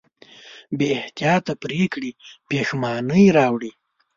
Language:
Pashto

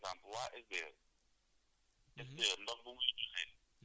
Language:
Wolof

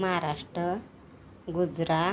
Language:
Marathi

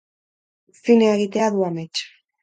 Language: Basque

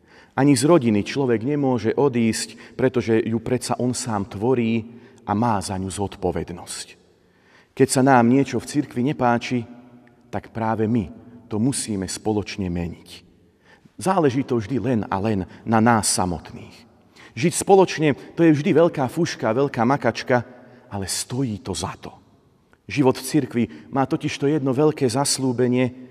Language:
Slovak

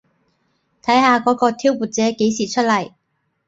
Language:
Cantonese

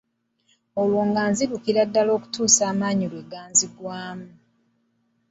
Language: Ganda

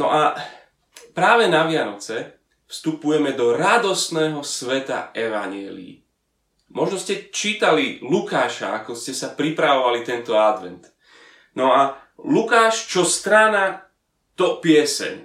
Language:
Slovak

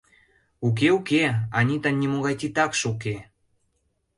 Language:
Mari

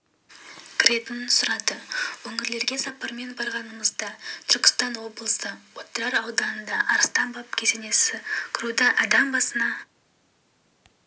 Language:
Kazakh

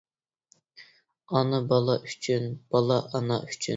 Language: Uyghur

